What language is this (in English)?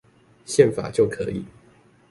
Chinese